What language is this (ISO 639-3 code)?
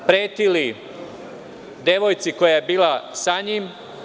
srp